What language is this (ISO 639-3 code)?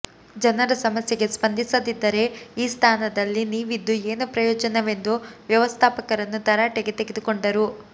kan